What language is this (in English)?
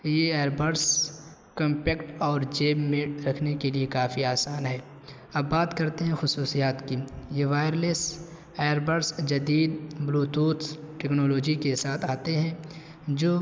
Urdu